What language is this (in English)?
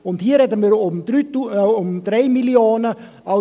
Swiss German